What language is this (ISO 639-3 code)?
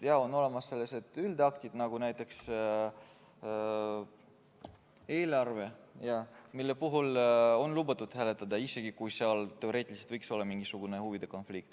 est